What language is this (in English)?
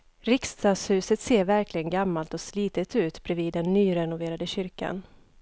Swedish